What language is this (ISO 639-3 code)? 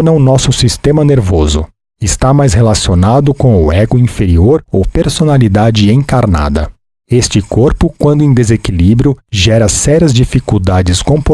por